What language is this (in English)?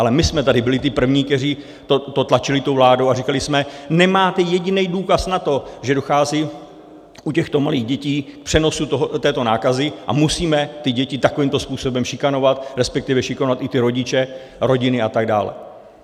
Czech